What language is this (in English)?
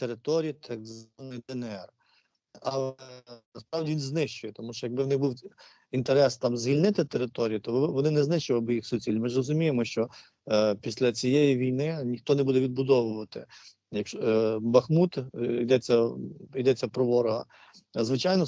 Ukrainian